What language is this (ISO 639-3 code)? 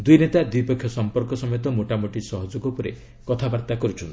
ori